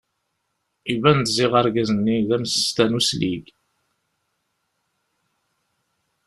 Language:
Kabyle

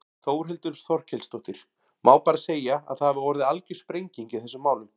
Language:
Icelandic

